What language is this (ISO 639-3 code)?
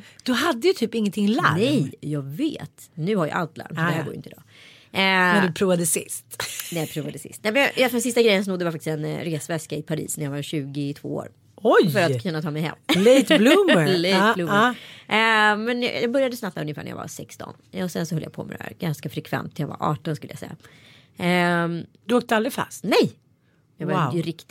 swe